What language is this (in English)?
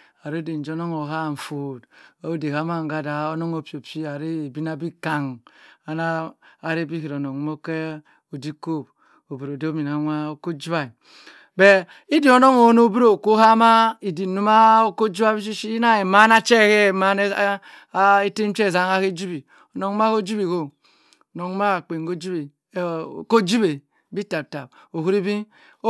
Cross River Mbembe